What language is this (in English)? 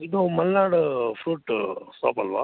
Kannada